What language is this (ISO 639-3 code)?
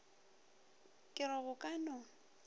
nso